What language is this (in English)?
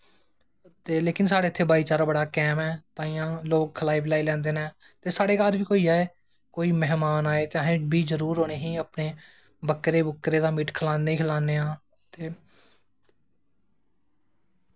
Dogri